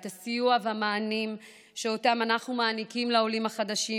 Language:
Hebrew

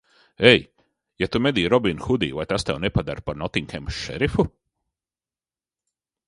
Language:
Latvian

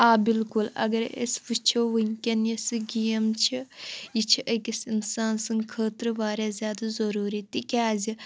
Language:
Kashmiri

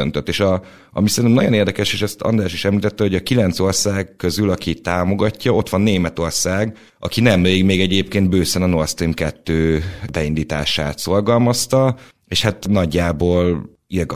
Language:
Hungarian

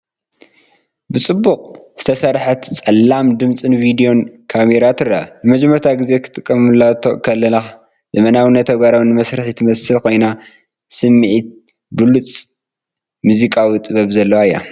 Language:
Tigrinya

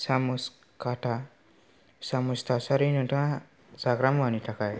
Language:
Bodo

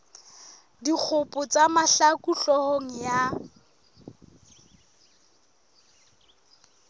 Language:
Southern Sotho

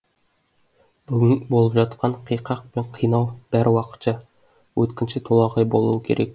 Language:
Kazakh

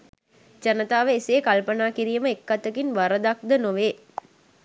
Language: Sinhala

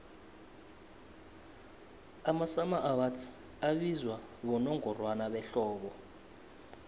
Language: South Ndebele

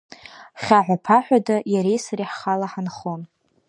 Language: Abkhazian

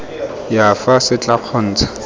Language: Tswana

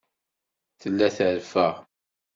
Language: Kabyle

